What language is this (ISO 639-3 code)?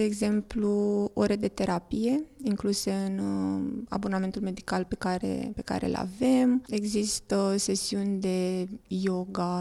ron